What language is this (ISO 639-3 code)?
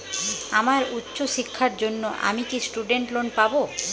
ben